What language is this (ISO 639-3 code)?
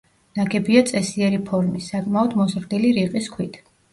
kat